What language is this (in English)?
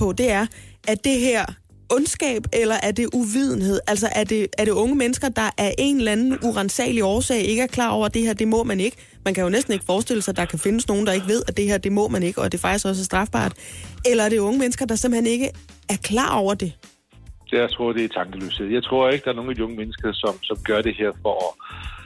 Danish